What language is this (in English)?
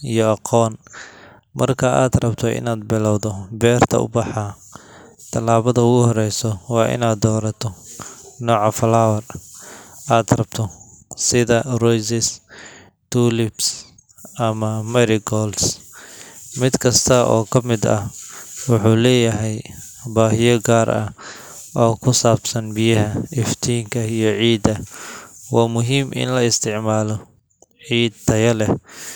Somali